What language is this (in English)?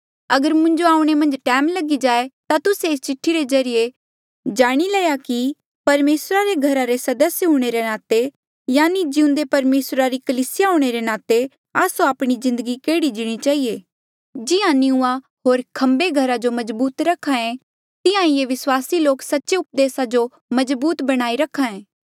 Mandeali